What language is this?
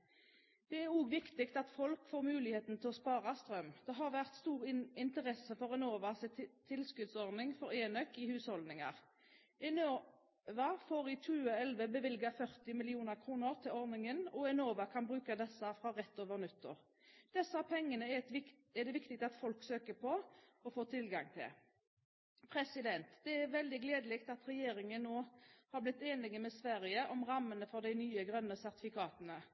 Norwegian Bokmål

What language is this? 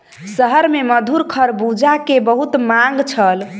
Maithili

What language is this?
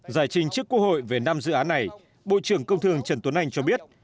Vietnamese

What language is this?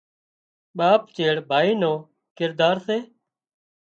Wadiyara Koli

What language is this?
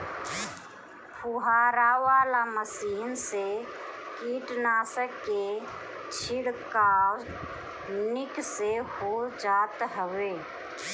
Bhojpuri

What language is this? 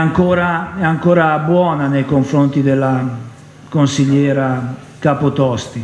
Italian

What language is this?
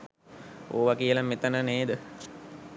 Sinhala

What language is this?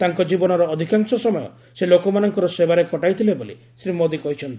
Odia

